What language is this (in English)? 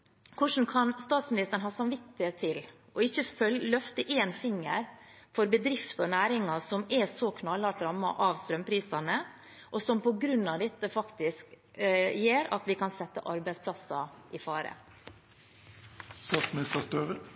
Norwegian Bokmål